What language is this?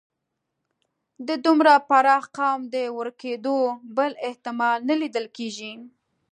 Pashto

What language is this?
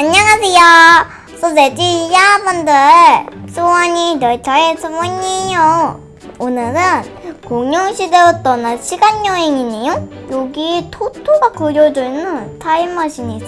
Korean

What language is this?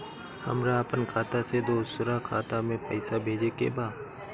Bhojpuri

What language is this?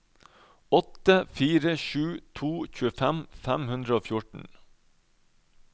Norwegian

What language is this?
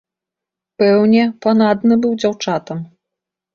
Belarusian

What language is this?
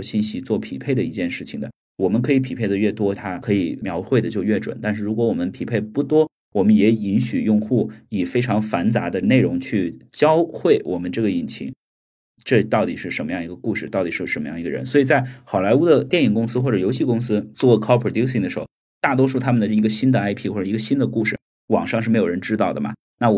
Chinese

